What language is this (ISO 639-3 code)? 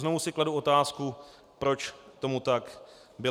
ces